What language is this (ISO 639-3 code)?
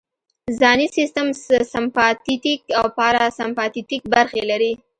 pus